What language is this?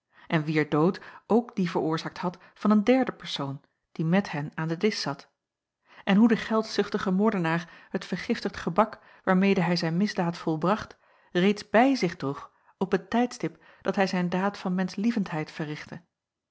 Dutch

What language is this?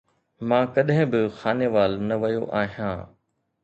Sindhi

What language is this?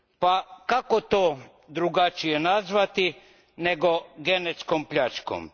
Croatian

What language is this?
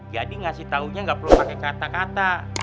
Indonesian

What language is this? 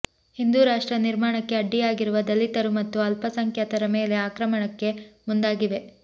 Kannada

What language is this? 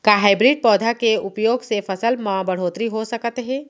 Chhattisgarhi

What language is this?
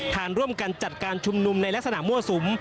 Thai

